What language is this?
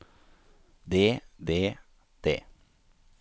Norwegian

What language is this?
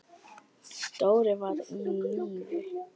Icelandic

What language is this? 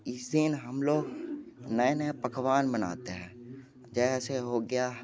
Hindi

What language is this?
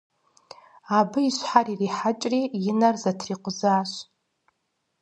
Kabardian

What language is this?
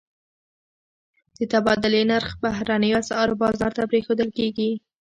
Pashto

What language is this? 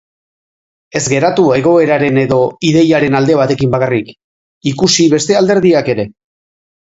Basque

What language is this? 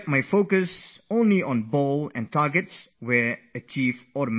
English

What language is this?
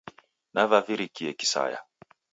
Taita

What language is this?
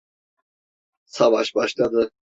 Turkish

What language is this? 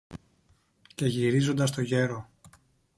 Greek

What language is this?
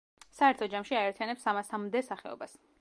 Georgian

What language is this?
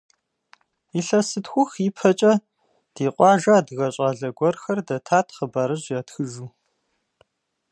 Kabardian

